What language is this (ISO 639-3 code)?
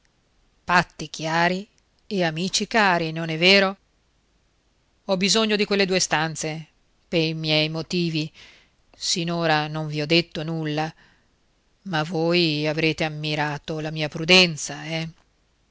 ita